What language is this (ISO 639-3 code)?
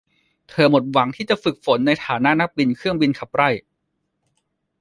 tha